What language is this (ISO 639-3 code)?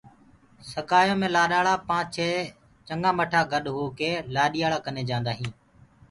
ggg